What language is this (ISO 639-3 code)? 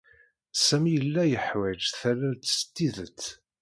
kab